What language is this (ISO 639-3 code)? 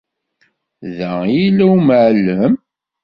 kab